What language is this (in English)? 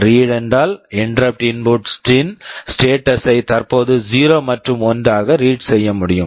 Tamil